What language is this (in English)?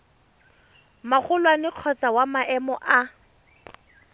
Tswana